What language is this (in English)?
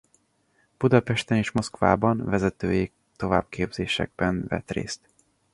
Hungarian